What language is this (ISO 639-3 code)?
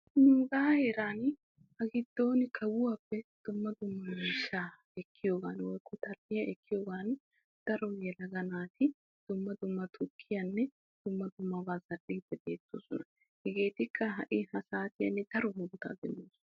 wal